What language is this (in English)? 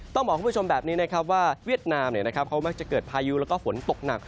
Thai